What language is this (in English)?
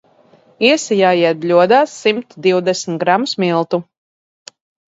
Latvian